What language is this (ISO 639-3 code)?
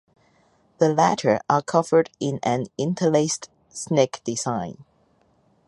eng